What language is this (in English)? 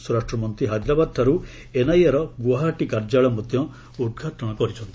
Odia